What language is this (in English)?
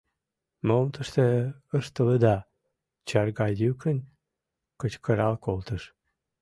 Mari